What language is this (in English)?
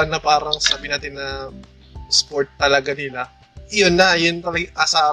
Filipino